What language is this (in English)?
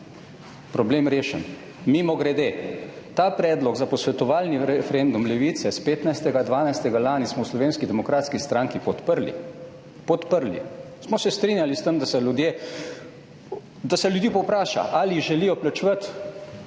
Slovenian